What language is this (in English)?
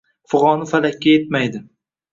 Uzbek